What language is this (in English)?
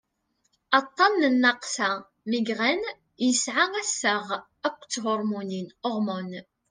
Kabyle